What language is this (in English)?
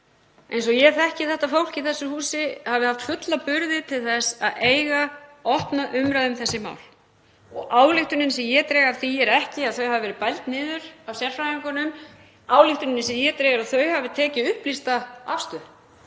Icelandic